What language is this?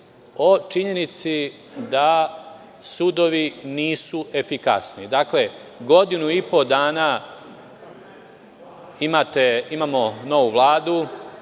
Serbian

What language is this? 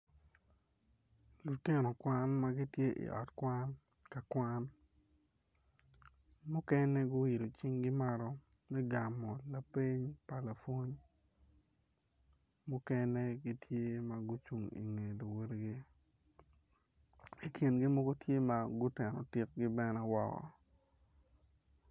Acoli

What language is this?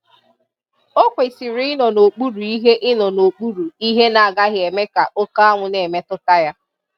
Igbo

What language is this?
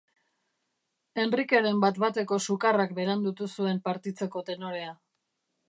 Basque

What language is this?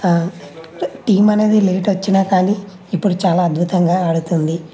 Telugu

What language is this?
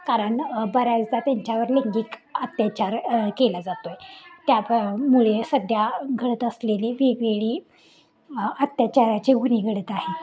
Marathi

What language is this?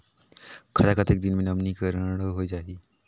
Chhattisgarhi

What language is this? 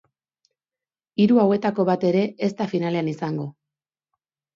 Basque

